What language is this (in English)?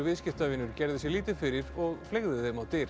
Icelandic